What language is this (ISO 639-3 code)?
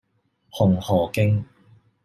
yue